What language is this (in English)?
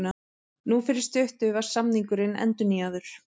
Icelandic